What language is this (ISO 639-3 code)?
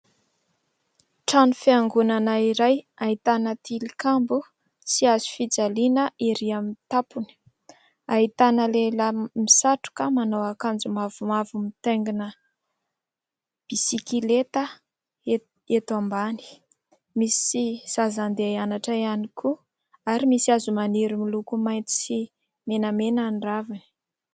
mlg